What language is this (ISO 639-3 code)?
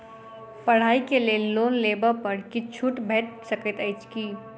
mai